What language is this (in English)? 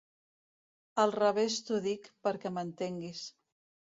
Catalan